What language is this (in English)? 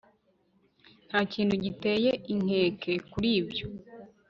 Kinyarwanda